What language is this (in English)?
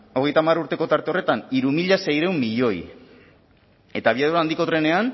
Basque